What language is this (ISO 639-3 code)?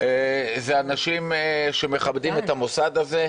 heb